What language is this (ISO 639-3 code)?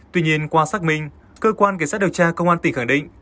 vie